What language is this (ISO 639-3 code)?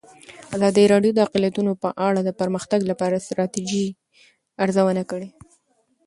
pus